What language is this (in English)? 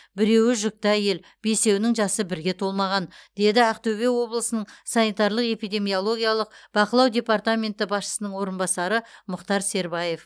Kazakh